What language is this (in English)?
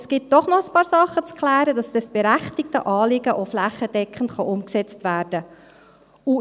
Swiss German